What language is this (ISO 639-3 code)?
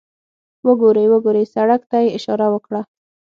pus